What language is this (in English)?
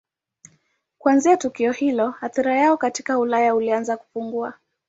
Swahili